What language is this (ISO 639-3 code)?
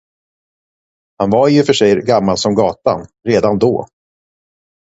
swe